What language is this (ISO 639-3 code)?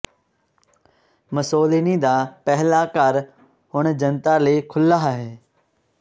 pan